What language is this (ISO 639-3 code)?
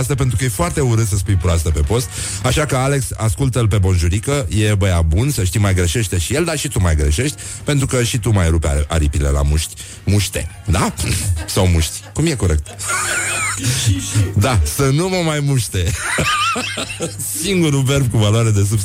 ron